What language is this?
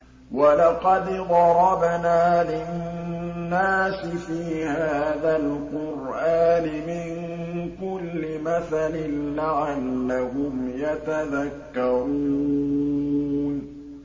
Arabic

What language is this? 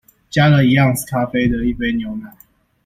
Chinese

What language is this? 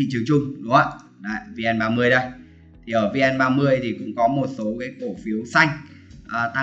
Vietnamese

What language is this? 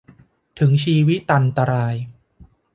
Thai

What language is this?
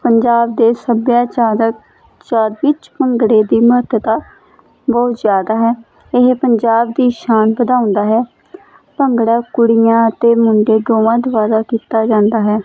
Punjabi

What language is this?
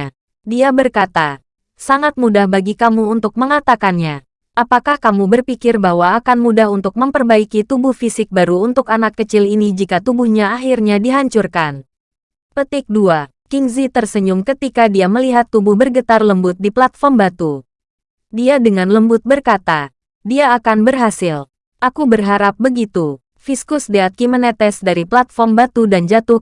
Indonesian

